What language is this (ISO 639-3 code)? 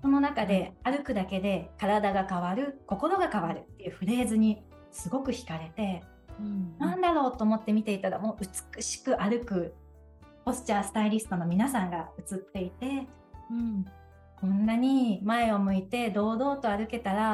jpn